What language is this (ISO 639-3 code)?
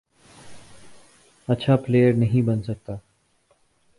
urd